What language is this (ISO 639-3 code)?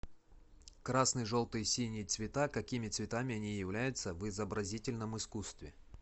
rus